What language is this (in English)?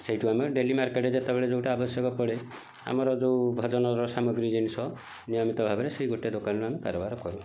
Odia